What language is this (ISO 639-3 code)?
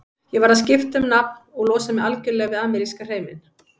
isl